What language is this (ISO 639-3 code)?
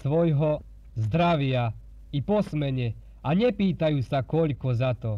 slk